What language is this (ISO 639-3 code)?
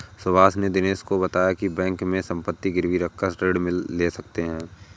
hin